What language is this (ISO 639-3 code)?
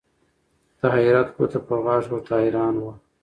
pus